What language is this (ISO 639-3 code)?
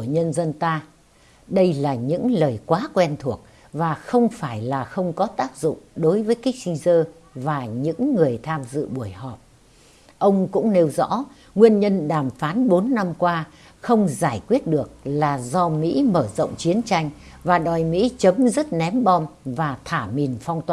vie